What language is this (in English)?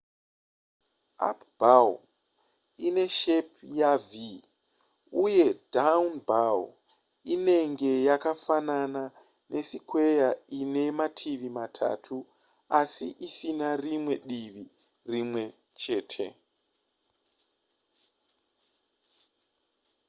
Shona